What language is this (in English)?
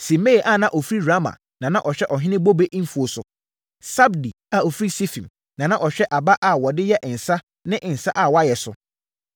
Akan